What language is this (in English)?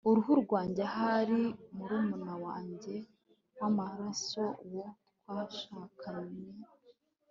Kinyarwanda